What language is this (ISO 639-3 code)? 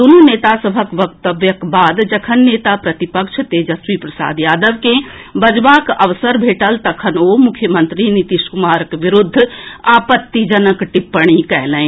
mai